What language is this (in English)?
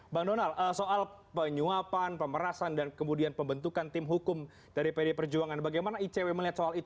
Indonesian